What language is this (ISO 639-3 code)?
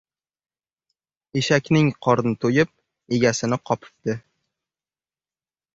uzb